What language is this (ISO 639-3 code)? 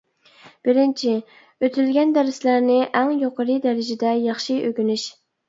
uig